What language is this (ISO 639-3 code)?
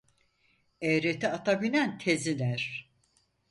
tur